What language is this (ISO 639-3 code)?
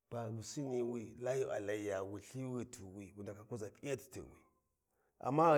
wji